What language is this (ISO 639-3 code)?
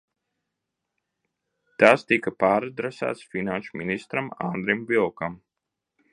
lav